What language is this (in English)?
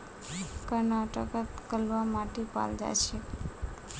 Magahi